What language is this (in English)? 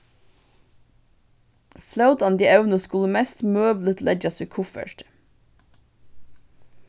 Faroese